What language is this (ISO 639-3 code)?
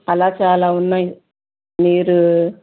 tel